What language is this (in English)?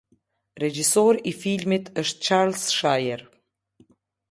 Albanian